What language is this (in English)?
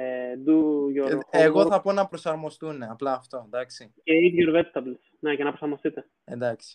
Greek